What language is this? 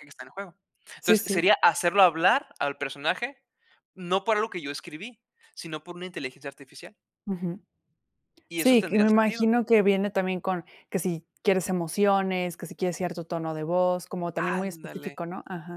Spanish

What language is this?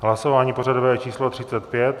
Czech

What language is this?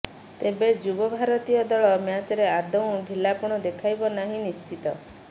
Odia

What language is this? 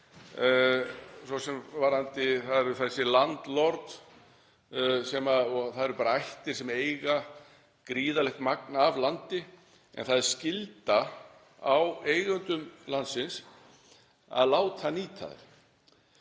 Icelandic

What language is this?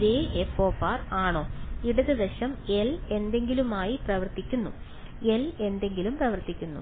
Malayalam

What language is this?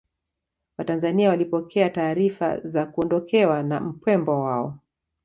Swahili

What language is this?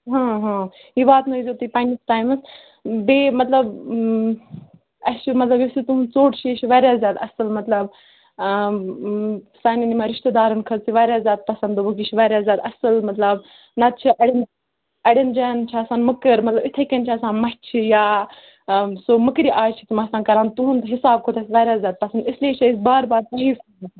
Kashmiri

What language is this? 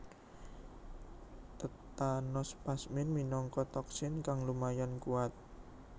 Javanese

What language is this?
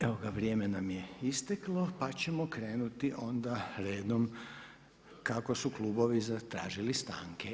Croatian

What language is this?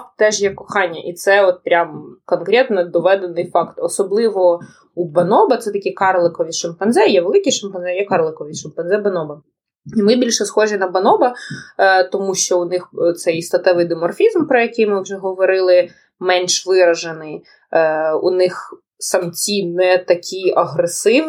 Ukrainian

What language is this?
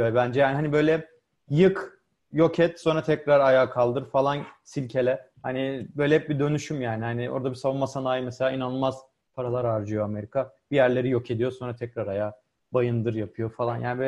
Turkish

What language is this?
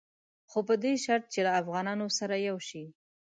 Pashto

